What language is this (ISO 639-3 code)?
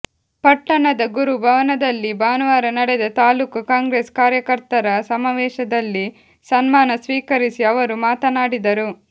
kan